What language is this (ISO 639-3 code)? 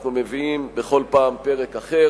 heb